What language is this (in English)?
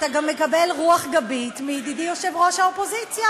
Hebrew